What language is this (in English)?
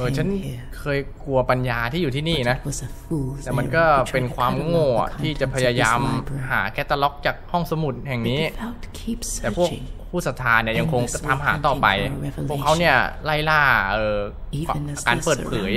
Thai